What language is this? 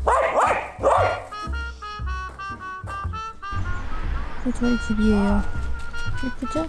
Korean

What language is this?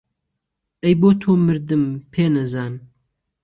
Central Kurdish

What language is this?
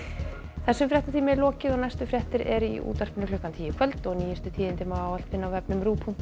Icelandic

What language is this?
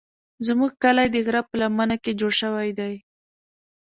Pashto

